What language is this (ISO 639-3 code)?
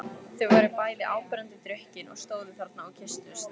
isl